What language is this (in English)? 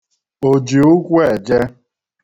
Igbo